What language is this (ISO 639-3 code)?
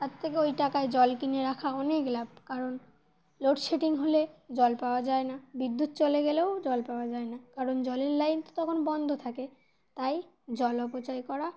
ben